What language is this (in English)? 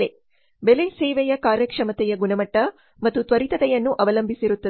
Kannada